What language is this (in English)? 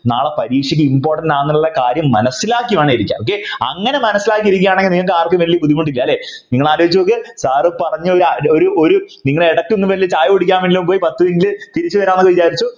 Malayalam